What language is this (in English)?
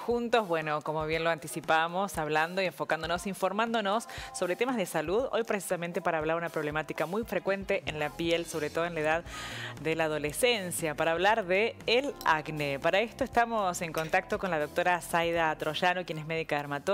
Spanish